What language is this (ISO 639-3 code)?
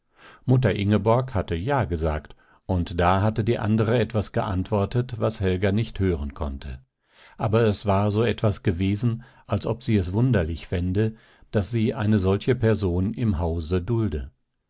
deu